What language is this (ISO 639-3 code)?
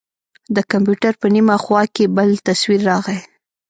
pus